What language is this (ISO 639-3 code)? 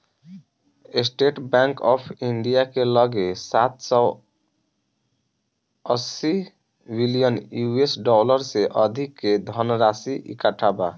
bho